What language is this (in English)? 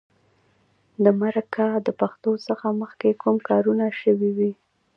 Pashto